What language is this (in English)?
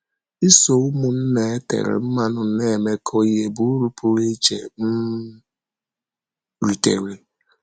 Igbo